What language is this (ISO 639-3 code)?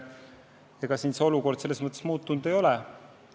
est